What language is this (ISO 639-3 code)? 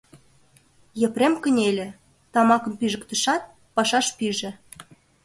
chm